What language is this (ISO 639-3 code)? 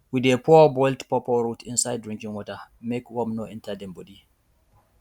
pcm